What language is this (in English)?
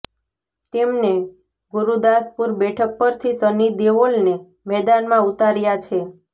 Gujarati